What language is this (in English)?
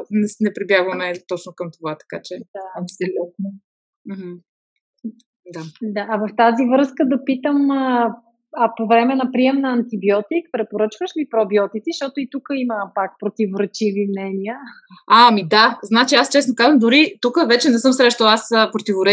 Bulgarian